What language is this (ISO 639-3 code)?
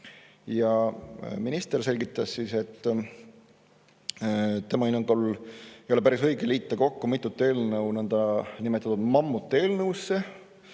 est